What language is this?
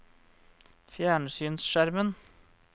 Norwegian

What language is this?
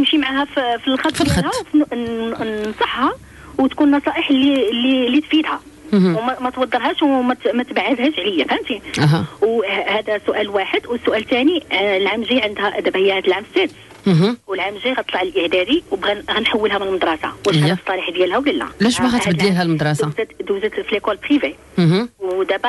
Arabic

